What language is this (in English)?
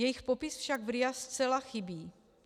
Czech